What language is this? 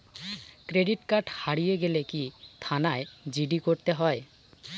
Bangla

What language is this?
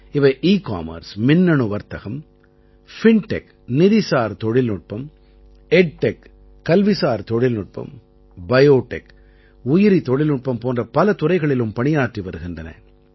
Tamil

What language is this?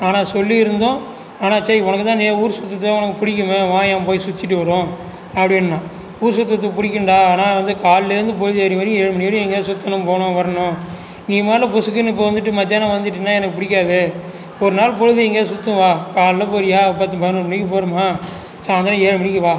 Tamil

